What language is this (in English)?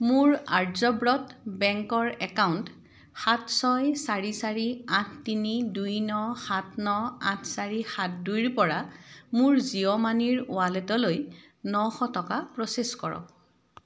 Assamese